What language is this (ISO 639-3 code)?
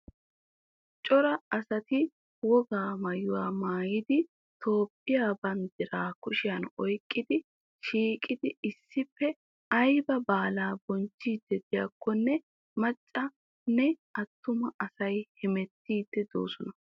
wal